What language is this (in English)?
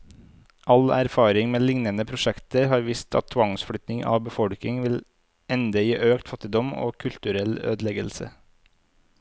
Norwegian